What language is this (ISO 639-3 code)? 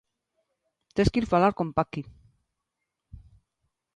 glg